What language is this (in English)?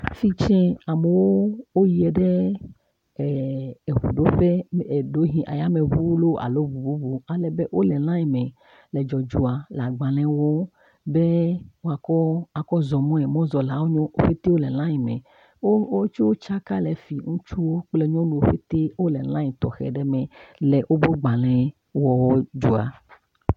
Ewe